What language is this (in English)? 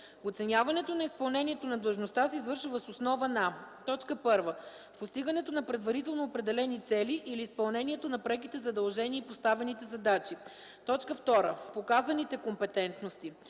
Bulgarian